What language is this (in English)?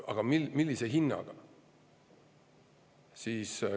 Estonian